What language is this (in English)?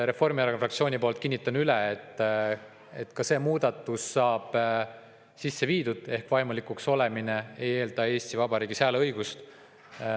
Estonian